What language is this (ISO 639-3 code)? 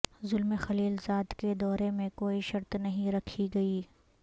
urd